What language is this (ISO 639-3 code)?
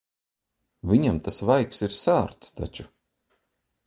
lav